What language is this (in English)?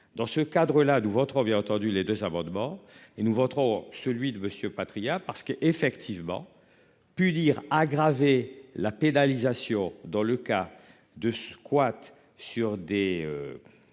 French